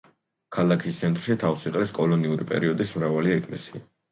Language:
Georgian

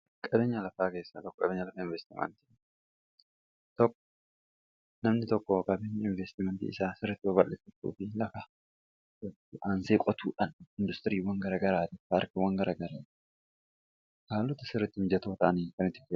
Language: Oromo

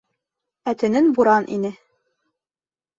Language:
Bashkir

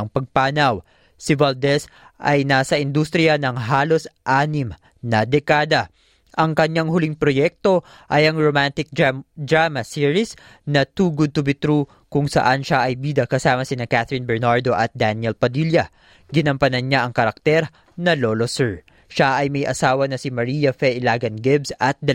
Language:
Filipino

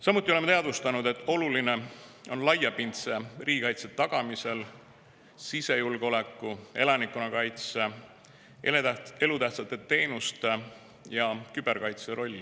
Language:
Estonian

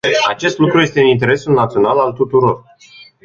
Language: Romanian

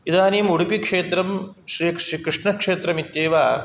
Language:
Sanskrit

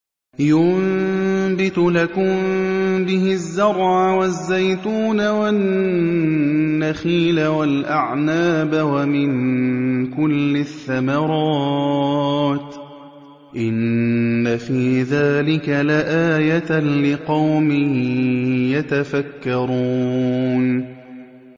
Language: Arabic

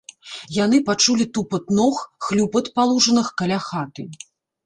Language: Belarusian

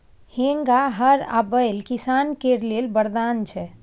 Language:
Maithili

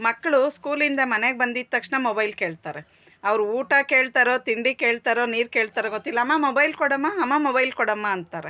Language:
Kannada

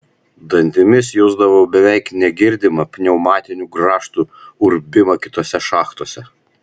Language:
Lithuanian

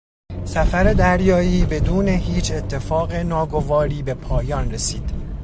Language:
Persian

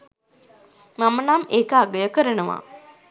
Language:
Sinhala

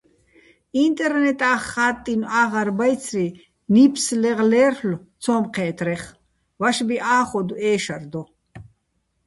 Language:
Bats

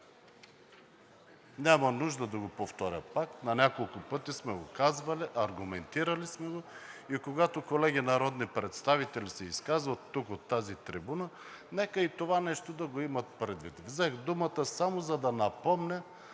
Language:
Bulgarian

